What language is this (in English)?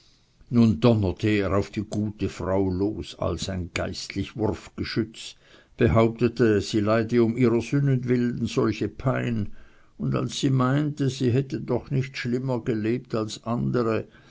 German